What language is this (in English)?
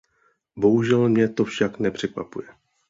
Czech